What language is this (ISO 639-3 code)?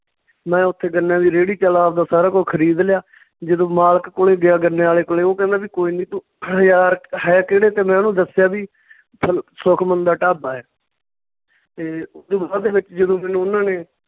pan